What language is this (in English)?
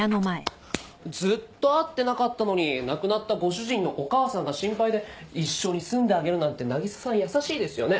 Japanese